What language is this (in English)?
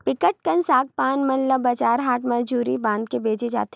Chhattisgarhi